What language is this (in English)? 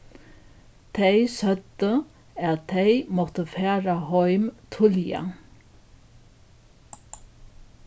Faroese